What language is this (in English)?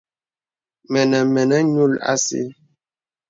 Bebele